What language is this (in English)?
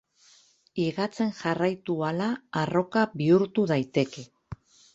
Basque